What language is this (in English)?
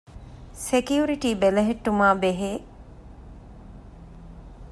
Divehi